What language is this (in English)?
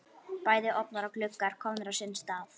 Icelandic